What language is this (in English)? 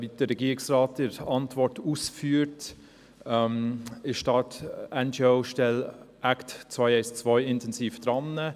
Swiss German